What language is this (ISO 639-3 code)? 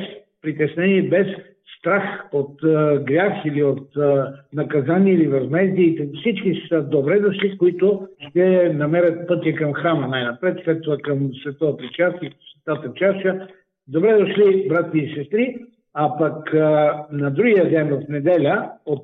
bul